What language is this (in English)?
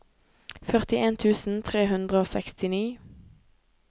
Norwegian